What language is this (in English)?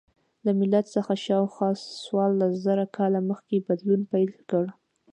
Pashto